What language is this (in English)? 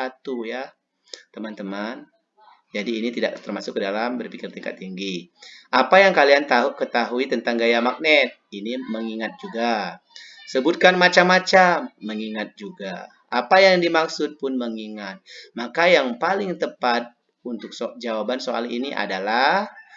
Indonesian